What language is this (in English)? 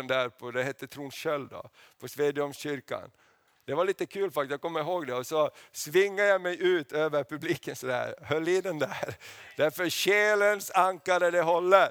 Swedish